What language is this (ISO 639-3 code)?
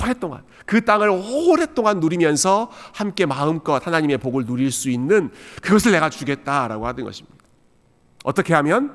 kor